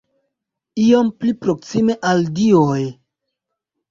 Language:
Esperanto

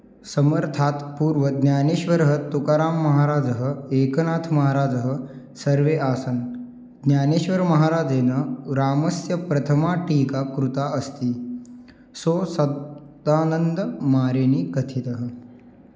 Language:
Sanskrit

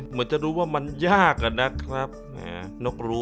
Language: Thai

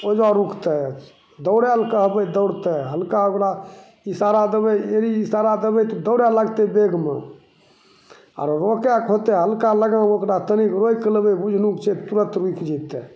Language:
Maithili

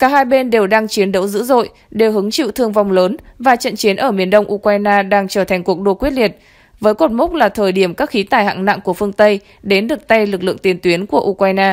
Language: Vietnamese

